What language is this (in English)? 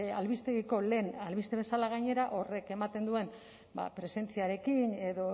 Basque